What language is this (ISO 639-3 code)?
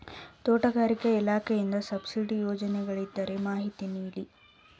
kan